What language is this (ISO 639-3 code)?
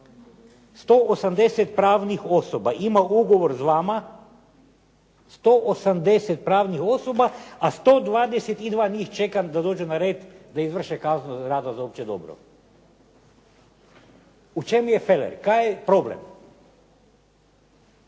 hrv